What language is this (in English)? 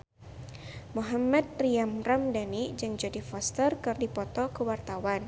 Sundanese